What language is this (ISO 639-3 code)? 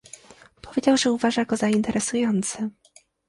pol